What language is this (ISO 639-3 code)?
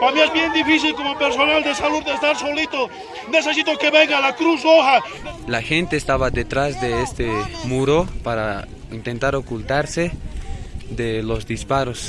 spa